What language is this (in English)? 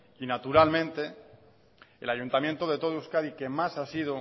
Spanish